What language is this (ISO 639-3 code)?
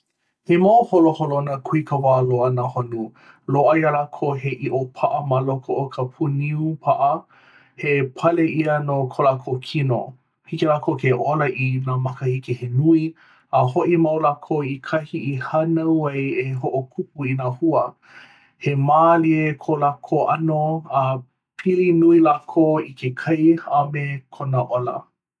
haw